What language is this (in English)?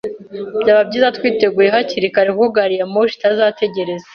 Kinyarwanda